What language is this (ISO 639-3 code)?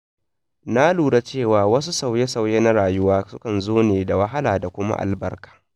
hau